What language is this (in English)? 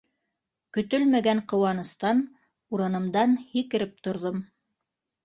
Bashkir